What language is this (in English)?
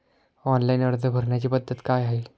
Marathi